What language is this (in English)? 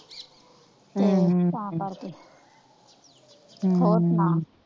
Punjabi